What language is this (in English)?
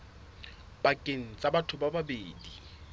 Southern Sotho